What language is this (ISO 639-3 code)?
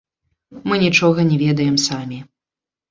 bel